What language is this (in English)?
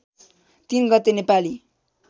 Nepali